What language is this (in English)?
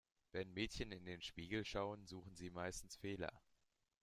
German